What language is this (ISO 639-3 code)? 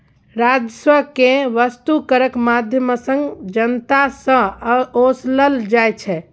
mai